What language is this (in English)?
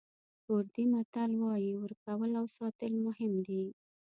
Pashto